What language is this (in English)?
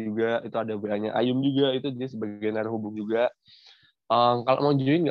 Indonesian